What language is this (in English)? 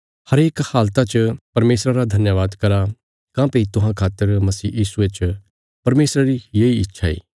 Bilaspuri